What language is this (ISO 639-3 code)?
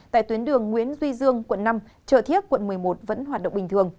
vie